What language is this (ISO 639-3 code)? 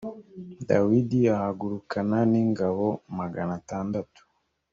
kin